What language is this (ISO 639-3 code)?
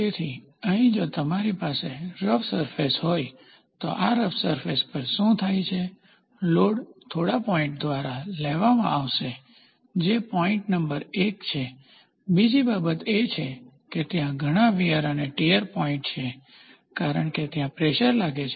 guj